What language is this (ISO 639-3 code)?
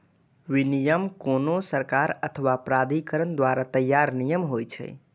mai